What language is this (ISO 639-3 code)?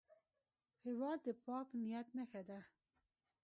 pus